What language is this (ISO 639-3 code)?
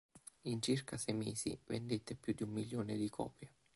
ita